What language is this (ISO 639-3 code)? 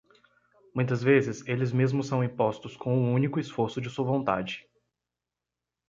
por